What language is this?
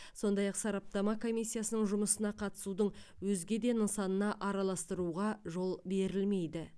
Kazakh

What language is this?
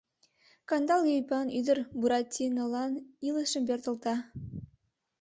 Mari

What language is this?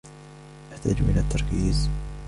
Arabic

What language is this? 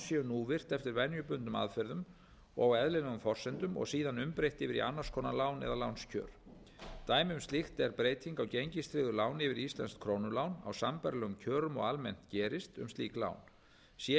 Icelandic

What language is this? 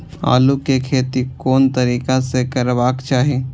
Maithili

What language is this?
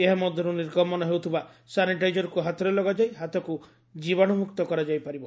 Odia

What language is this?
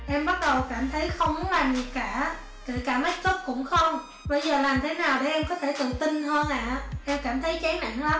Vietnamese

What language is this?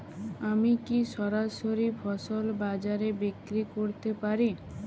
Bangla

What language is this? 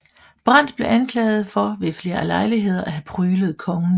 Danish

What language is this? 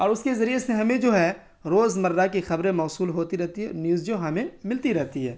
Urdu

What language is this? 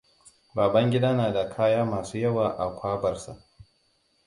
Hausa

